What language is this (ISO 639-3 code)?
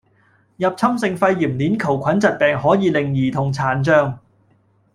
yue